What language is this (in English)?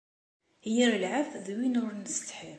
Kabyle